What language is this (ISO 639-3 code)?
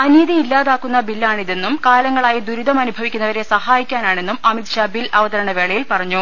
mal